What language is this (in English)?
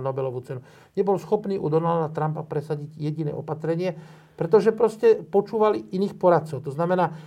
Slovak